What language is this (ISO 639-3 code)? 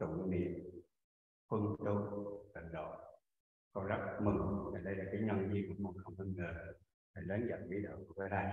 vie